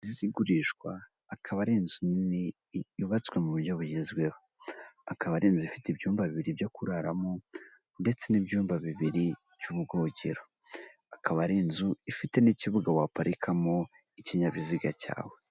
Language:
Kinyarwanda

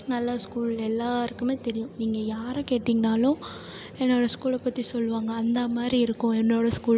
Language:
Tamil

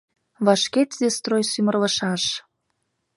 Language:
Mari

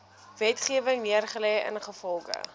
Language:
Afrikaans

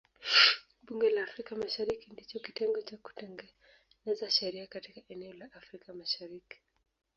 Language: Swahili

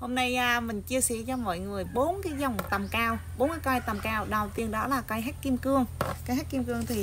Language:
Vietnamese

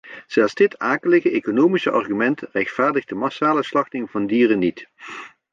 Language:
Dutch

